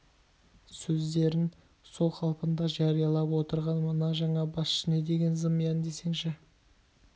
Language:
Kazakh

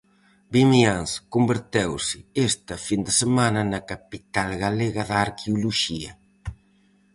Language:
Galician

